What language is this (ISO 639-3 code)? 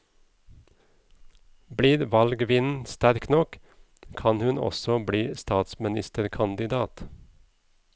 nor